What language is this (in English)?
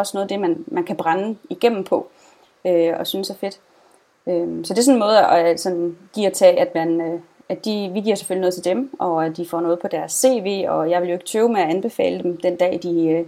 Danish